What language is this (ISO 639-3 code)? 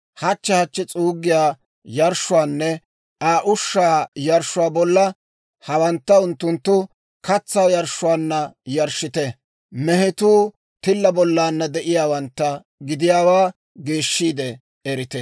dwr